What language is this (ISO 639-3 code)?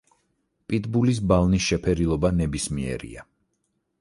kat